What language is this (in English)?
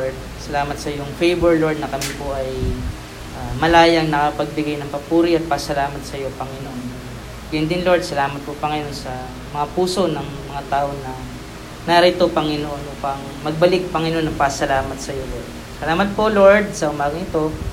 Filipino